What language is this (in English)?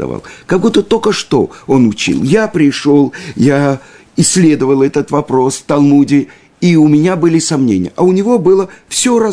Russian